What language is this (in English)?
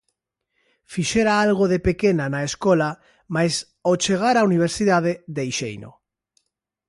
Galician